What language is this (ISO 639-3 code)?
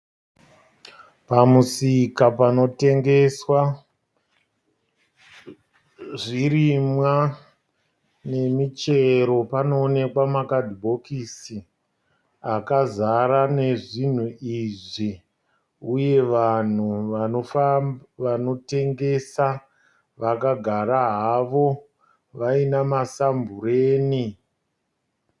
sna